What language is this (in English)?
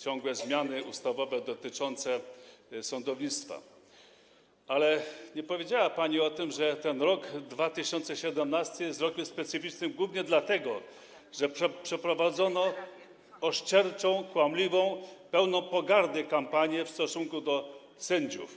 Polish